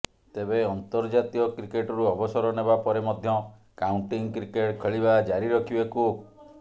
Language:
Odia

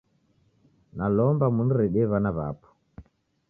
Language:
Taita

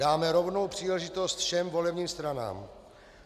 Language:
Czech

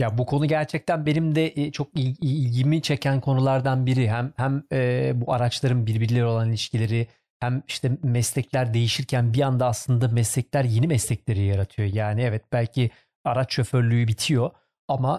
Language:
Turkish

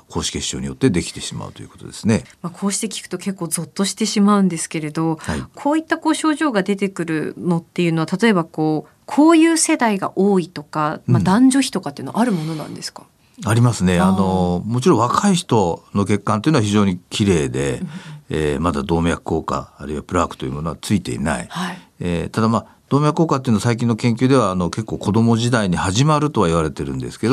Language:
Japanese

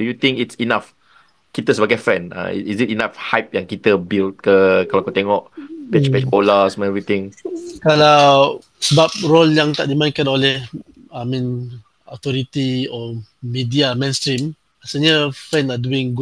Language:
Malay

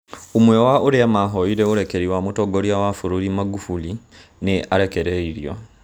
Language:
Kikuyu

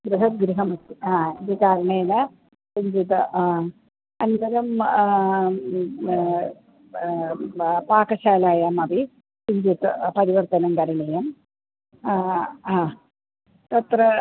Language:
Sanskrit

